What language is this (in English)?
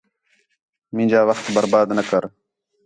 Khetrani